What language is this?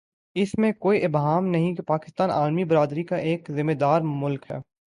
Urdu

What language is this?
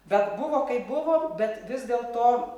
Lithuanian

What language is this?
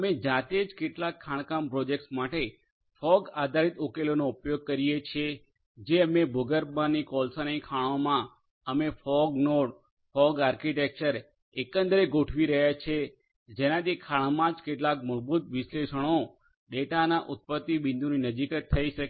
Gujarati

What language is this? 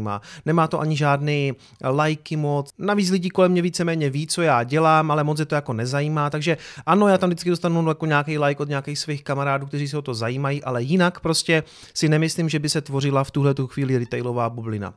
Czech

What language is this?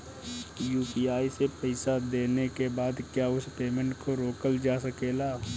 Bhojpuri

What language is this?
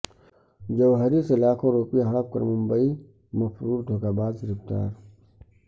Urdu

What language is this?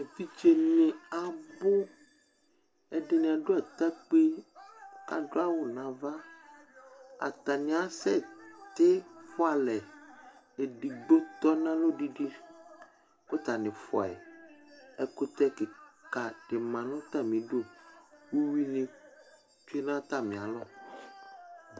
Ikposo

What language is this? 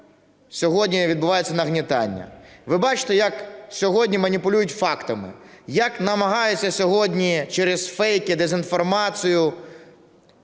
Ukrainian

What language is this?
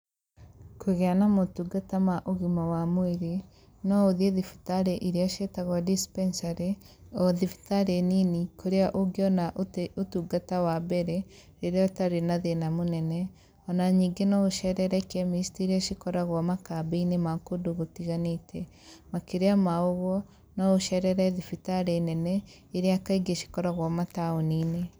Kikuyu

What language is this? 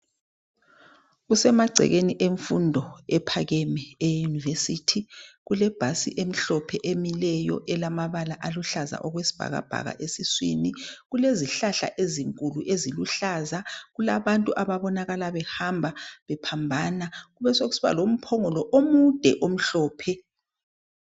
North Ndebele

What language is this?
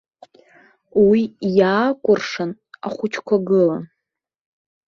Abkhazian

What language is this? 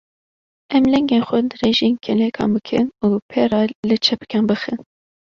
Kurdish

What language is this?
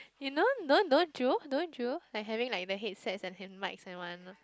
English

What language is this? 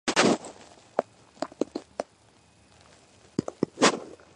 Georgian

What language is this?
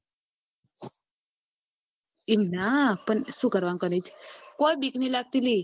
Gujarati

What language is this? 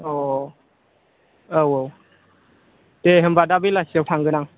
Bodo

